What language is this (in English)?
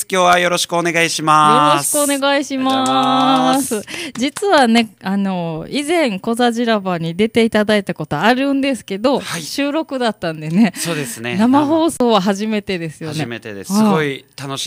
Japanese